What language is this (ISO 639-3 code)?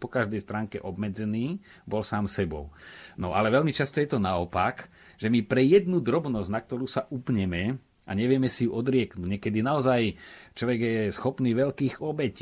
slk